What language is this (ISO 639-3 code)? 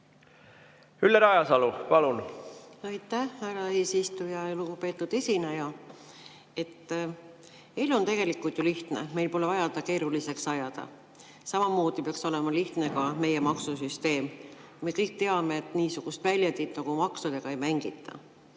est